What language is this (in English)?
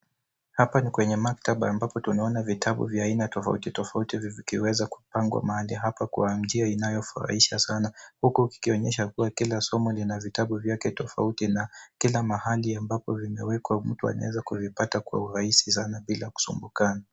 Swahili